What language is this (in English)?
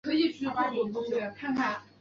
Chinese